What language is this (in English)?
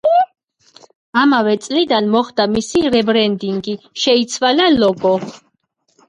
Georgian